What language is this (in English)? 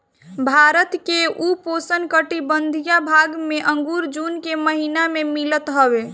Bhojpuri